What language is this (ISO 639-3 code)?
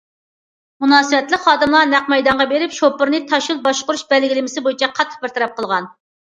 uig